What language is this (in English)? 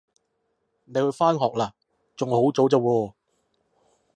Cantonese